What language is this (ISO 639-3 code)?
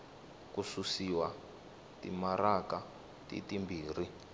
tso